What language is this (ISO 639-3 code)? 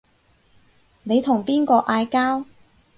yue